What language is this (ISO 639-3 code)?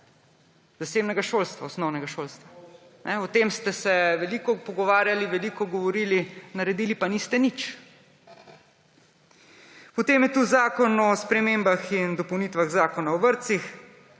slv